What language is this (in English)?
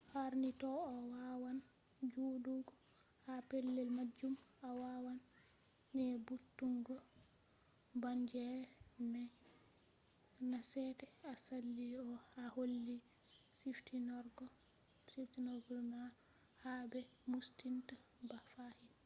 Fula